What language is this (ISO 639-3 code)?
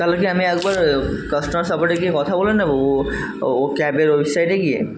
ben